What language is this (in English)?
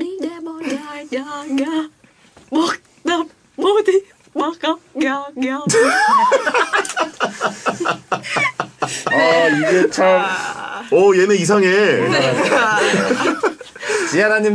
Korean